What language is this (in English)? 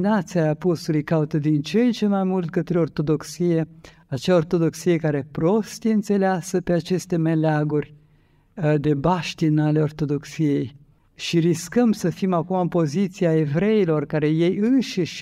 Romanian